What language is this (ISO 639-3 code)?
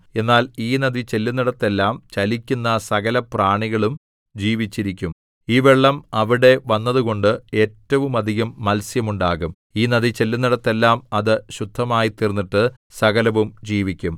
mal